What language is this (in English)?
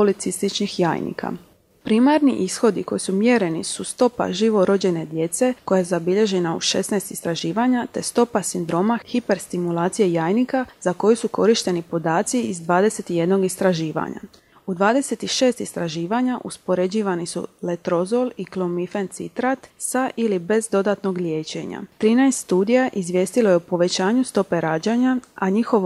Croatian